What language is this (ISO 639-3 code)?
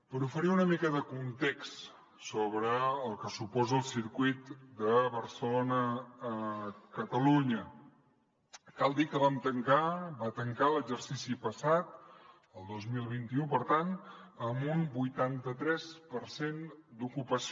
cat